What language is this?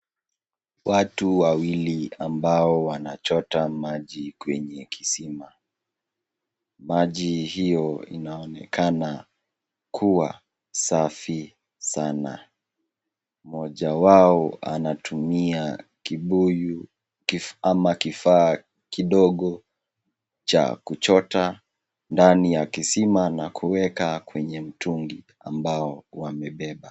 Swahili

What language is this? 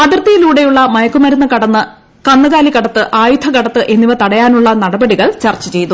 Malayalam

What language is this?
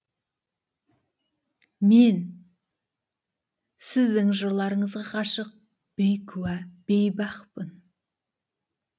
Kazakh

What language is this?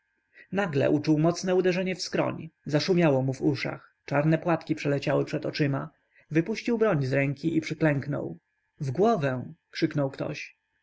Polish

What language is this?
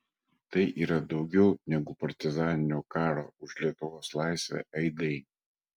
Lithuanian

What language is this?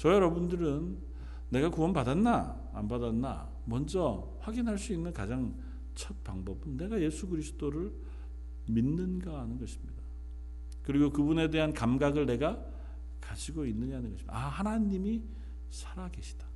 Korean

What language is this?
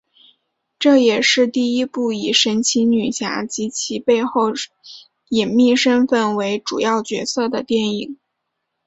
Chinese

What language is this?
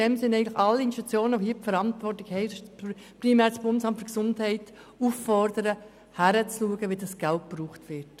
Swiss German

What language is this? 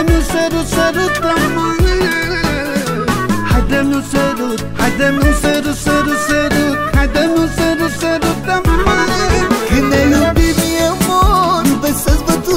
Romanian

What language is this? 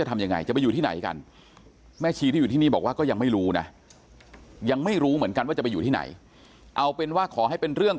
Thai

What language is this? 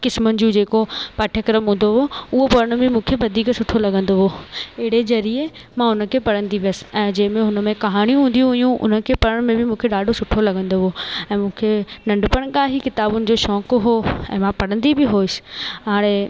Sindhi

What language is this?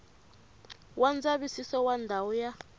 Tsonga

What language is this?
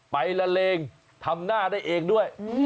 Thai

